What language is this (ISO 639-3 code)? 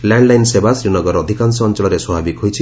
ori